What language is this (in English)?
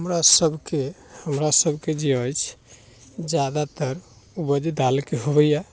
Maithili